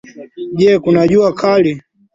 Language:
Swahili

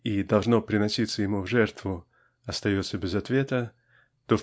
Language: Russian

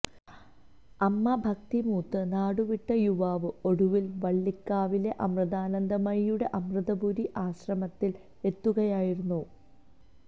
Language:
Malayalam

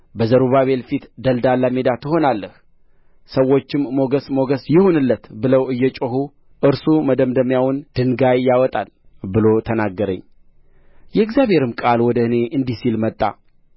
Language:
Amharic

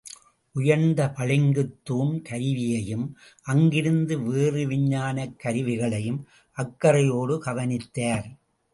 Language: Tamil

